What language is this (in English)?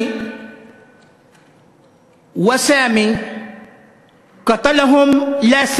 Hebrew